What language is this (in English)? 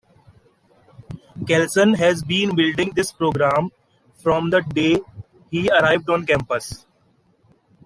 English